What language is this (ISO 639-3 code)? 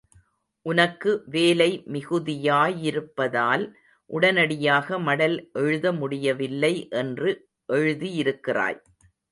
tam